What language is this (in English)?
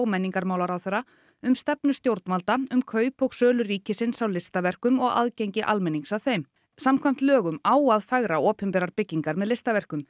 Icelandic